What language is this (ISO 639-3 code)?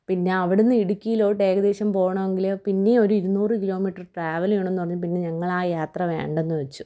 mal